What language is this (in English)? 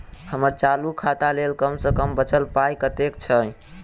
Maithili